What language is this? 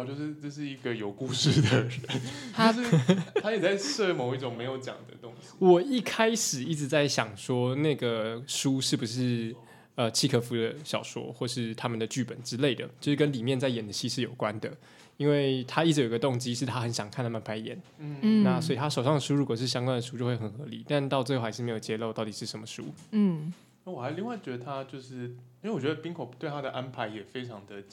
Chinese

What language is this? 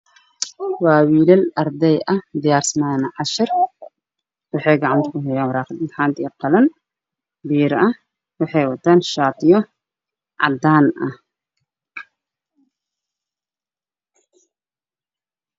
Somali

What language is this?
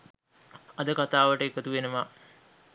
Sinhala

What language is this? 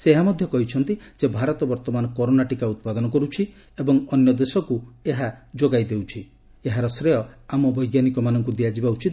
Odia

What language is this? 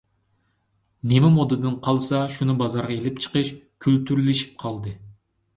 Uyghur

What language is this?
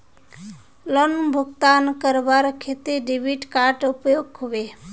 Magahi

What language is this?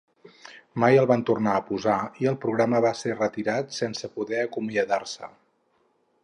Catalan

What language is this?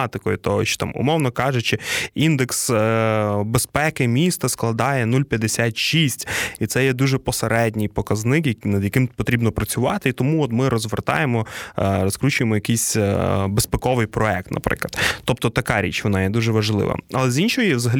Ukrainian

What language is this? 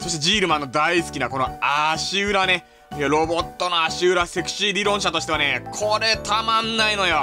Japanese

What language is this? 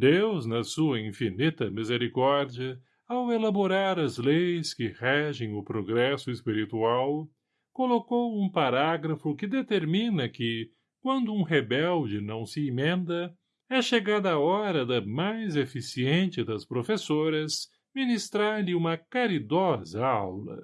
Portuguese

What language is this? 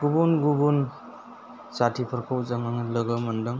Bodo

